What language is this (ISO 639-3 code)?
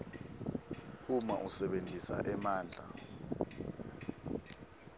ssw